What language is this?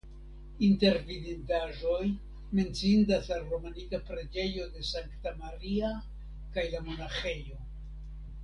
Esperanto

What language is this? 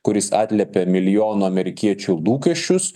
Lithuanian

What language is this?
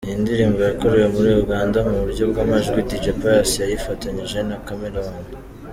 Kinyarwanda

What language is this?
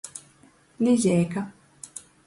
Latgalian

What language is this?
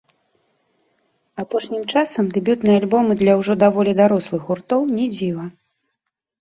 Belarusian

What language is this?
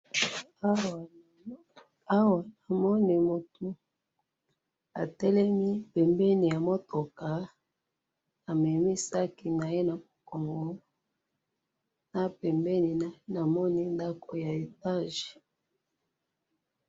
Lingala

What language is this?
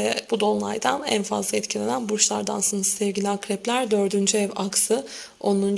Turkish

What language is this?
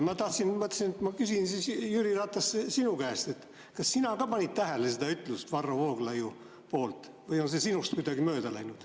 Estonian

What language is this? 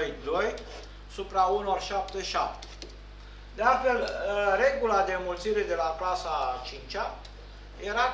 Romanian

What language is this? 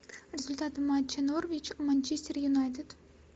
Russian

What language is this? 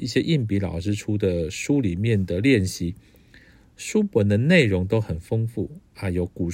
Chinese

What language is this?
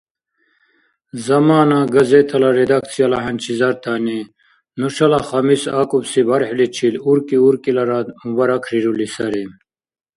Dargwa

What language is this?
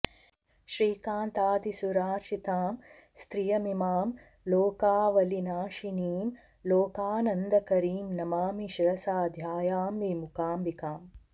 Sanskrit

